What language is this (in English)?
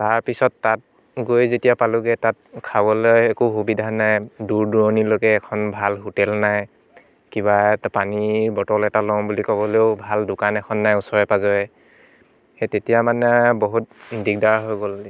Assamese